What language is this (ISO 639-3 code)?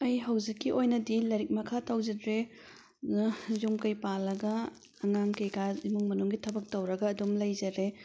mni